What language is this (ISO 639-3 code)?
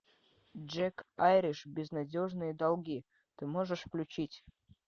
rus